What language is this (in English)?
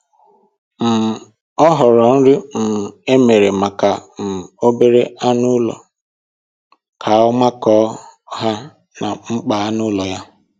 Igbo